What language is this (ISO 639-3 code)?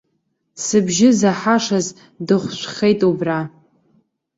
abk